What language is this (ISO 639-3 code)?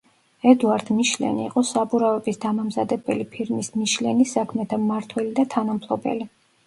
kat